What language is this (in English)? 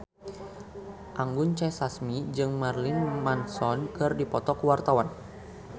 Sundanese